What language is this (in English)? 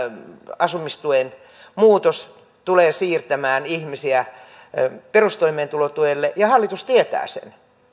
Finnish